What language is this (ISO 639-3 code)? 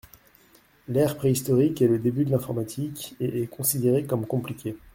fra